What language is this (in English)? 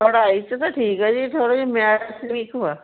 Punjabi